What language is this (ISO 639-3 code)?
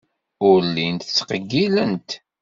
kab